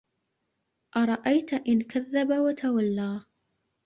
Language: Arabic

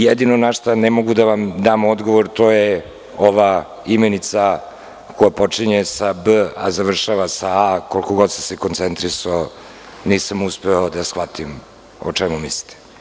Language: Serbian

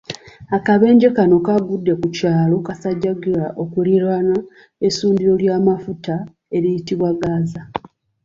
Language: Ganda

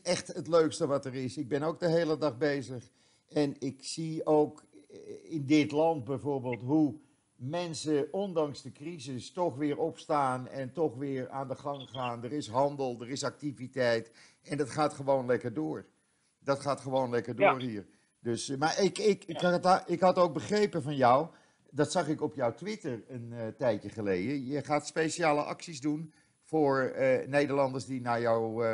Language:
Dutch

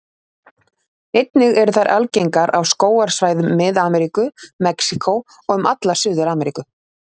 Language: Icelandic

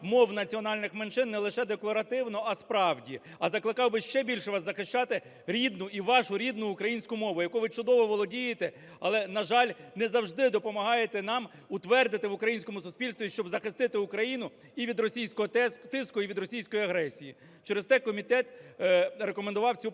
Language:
Ukrainian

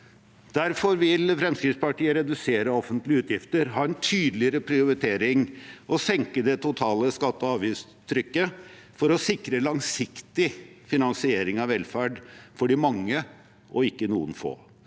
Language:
Norwegian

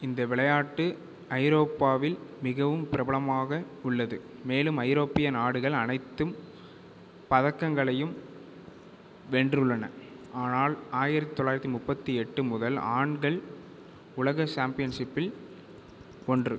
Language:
Tamil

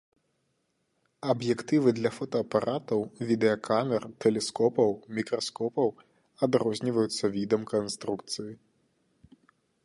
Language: Belarusian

